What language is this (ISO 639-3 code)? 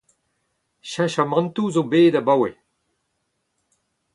bre